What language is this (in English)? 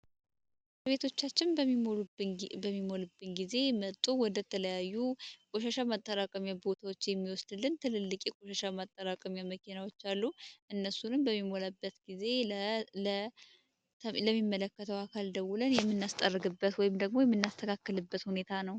Amharic